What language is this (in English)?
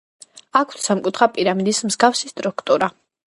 Georgian